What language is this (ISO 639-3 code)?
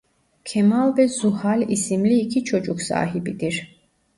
tur